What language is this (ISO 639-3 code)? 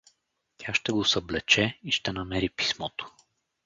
bul